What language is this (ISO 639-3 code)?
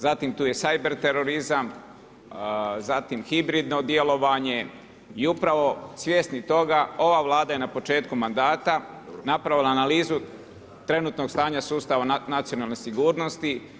hrv